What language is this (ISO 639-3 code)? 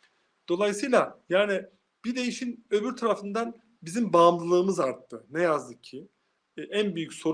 tur